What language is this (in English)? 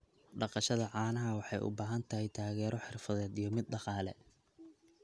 Somali